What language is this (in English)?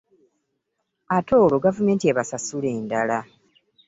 Ganda